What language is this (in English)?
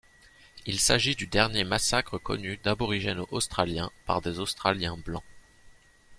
French